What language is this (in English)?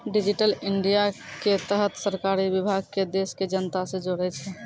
Maithili